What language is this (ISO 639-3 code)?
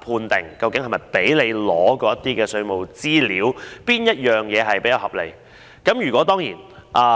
yue